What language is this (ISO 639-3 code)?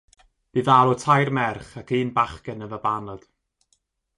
cym